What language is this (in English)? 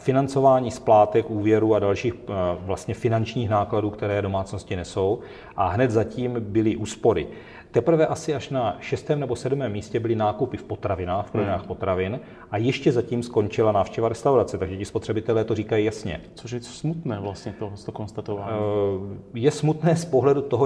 Czech